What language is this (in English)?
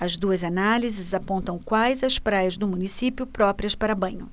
Portuguese